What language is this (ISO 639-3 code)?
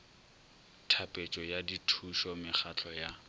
nso